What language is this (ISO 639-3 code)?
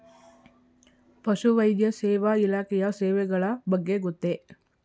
kan